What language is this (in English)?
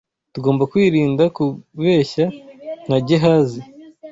Kinyarwanda